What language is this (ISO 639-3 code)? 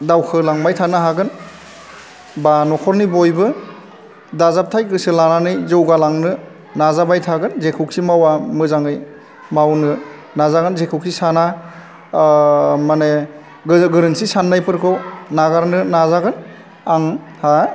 brx